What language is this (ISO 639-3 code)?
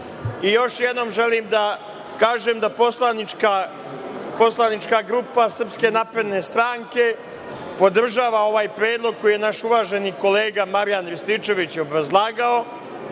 srp